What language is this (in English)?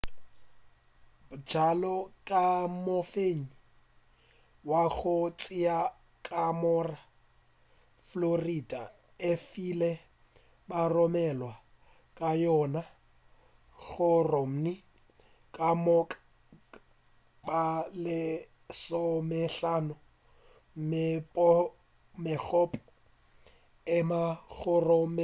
Northern Sotho